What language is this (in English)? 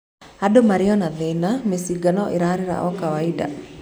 Kikuyu